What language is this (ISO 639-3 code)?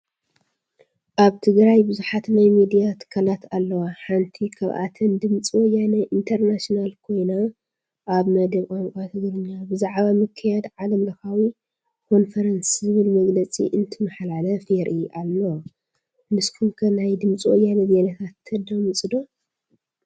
tir